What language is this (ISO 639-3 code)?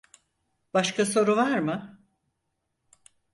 tur